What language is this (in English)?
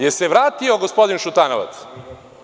Serbian